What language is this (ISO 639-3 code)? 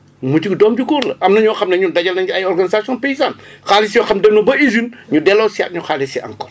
wol